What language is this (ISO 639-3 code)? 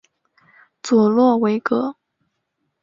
zho